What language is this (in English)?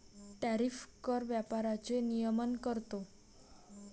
Marathi